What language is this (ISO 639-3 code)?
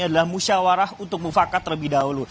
ind